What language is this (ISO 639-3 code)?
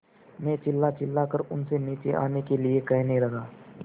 hin